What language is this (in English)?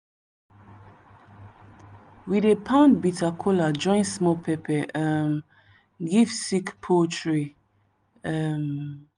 Nigerian Pidgin